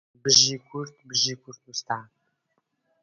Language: Central Kurdish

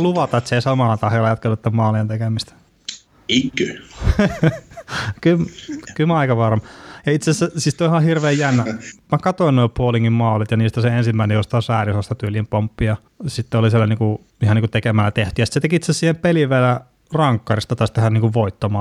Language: Finnish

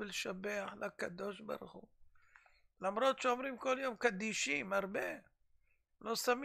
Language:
Hebrew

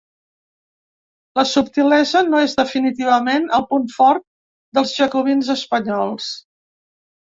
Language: Catalan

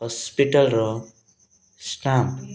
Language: Odia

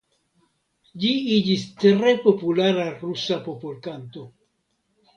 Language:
Esperanto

